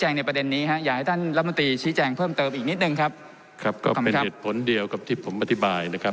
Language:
Thai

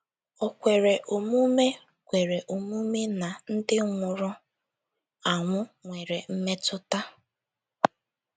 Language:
Igbo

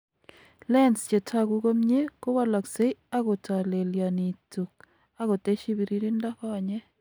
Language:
Kalenjin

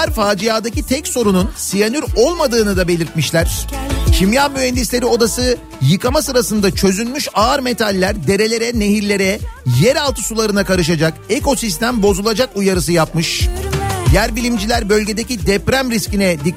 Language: Turkish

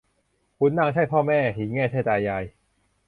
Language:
Thai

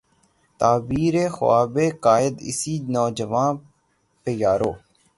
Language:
Urdu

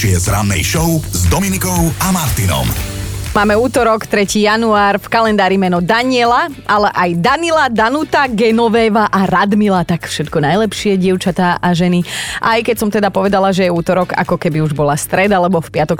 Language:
Slovak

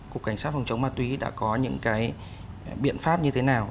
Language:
Vietnamese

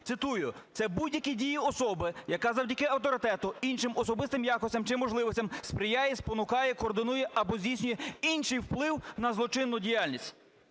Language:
Ukrainian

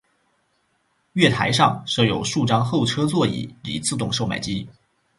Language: Chinese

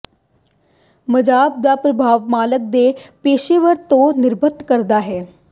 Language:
Punjabi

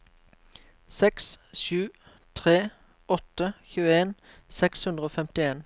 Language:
Norwegian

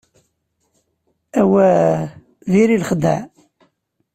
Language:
Kabyle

